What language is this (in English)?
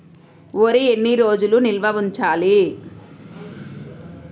Telugu